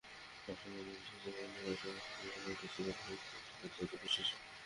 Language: Bangla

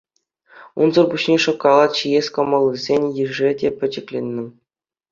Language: Chuvash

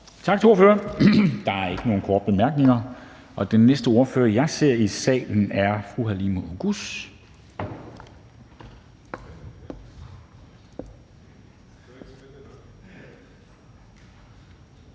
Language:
Danish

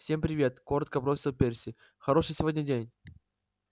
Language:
Russian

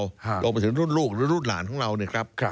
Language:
Thai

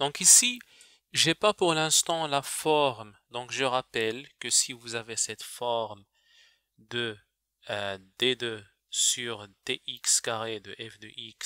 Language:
French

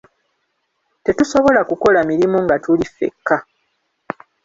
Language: Ganda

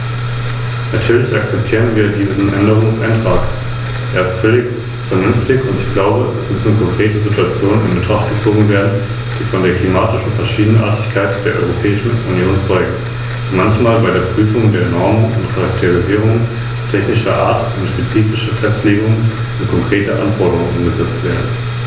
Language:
German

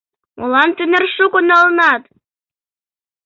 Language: Mari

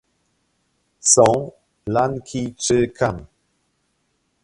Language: Polish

